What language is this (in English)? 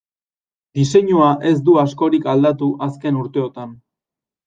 Basque